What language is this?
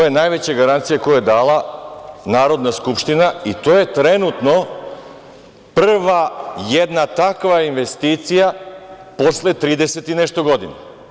Serbian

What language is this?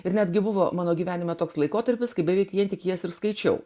Lithuanian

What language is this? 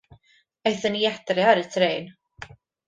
Welsh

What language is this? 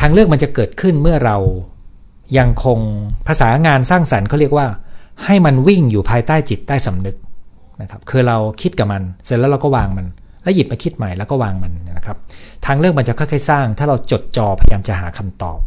Thai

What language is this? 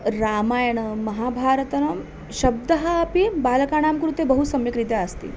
Sanskrit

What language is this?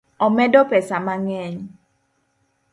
Luo (Kenya and Tanzania)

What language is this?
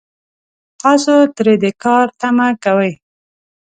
Pashto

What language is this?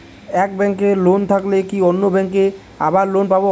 Bangla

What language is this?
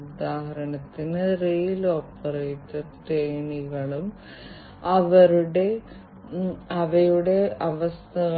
Malayalam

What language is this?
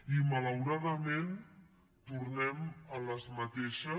Catalan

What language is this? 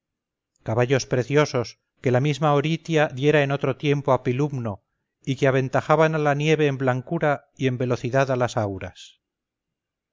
Spanish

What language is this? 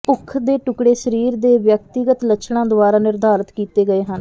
Punjabi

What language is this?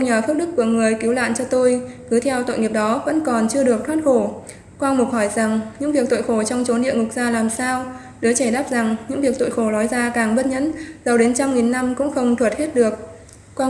Vietnamese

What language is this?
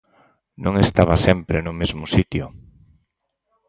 Galician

